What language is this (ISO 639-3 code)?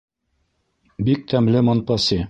bak